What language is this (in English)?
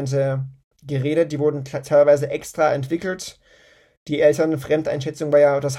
German